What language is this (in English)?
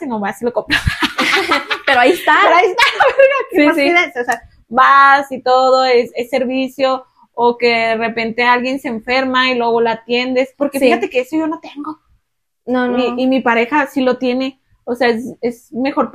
Spanish